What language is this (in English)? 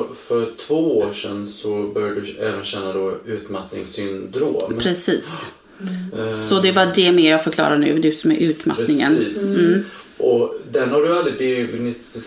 Swedish